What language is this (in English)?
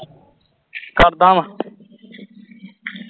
Punjabi